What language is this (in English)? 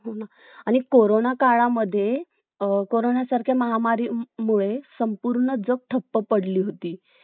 Marathi